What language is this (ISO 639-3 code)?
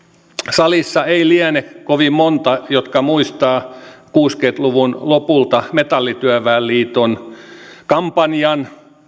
fin